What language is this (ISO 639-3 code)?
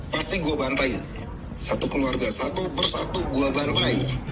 ind